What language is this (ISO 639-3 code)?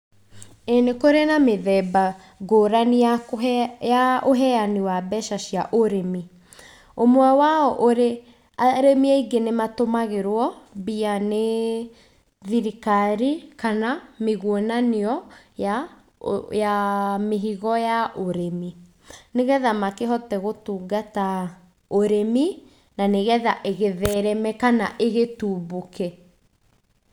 kik